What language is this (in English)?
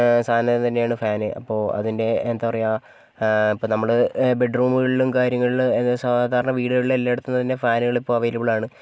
Malayalam